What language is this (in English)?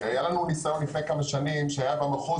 Hebrew